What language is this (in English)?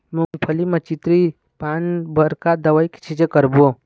Chhattisgarhi